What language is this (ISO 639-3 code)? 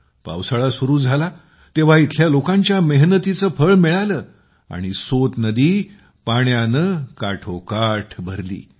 mar